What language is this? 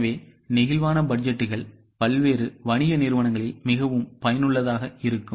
Tamil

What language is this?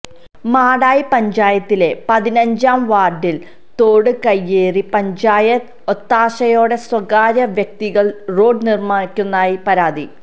Malayalam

